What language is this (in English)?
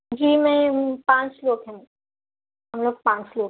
Urdu